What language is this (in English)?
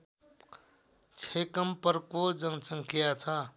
Nepali